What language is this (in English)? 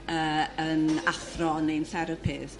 Welsh